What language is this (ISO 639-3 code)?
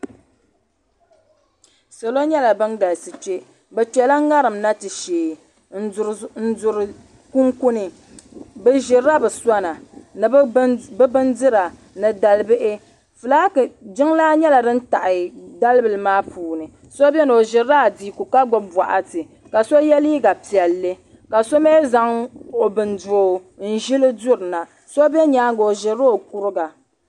dag